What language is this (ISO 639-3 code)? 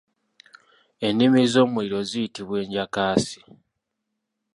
lug